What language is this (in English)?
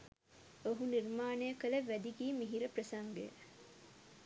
Sinhala